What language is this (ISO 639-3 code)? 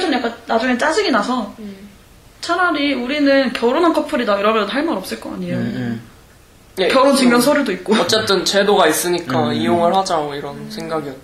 kor